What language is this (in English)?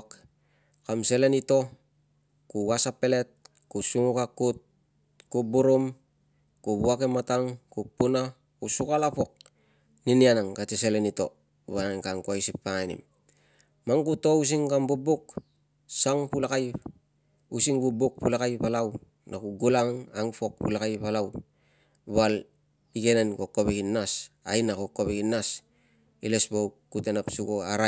Tungag